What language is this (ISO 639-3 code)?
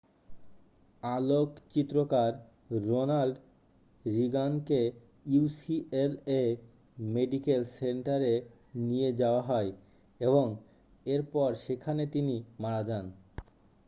ben